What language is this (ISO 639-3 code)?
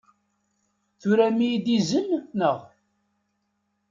kab